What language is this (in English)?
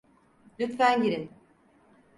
Turkish